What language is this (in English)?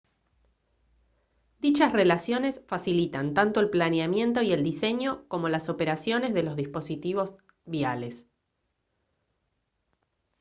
Spanish